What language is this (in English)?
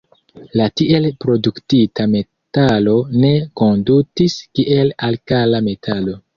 Esperanto